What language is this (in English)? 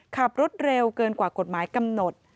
Thai